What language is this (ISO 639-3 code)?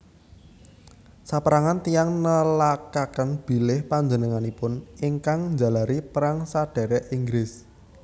jav